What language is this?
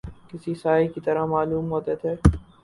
Urdu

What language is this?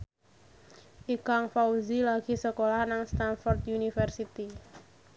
Javanese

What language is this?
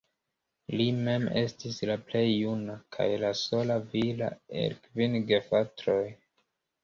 Esperanto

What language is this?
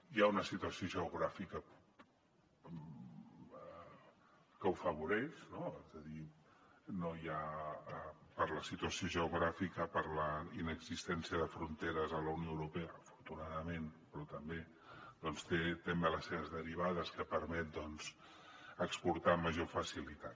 Catalan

